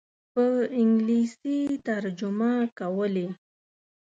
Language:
Pashto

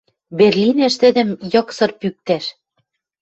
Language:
Western Mari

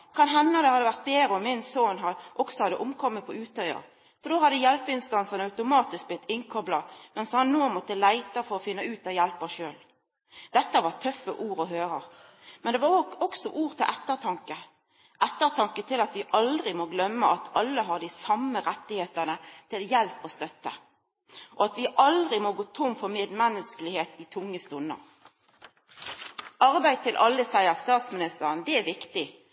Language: Norwegian Nynorsk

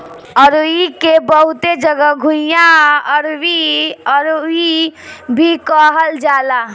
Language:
Bhojpuri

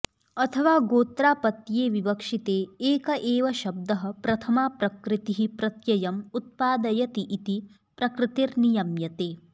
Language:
Sanskrit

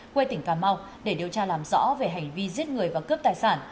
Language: Vietnamese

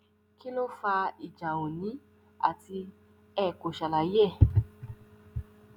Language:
Yoruba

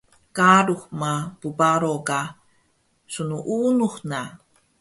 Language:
Taroko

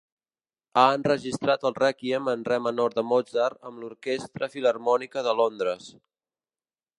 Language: Catalan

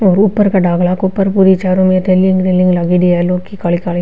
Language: Marwari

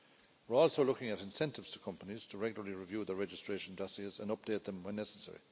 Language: English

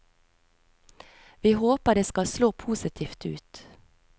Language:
Norwegian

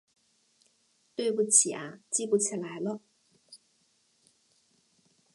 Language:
Chinese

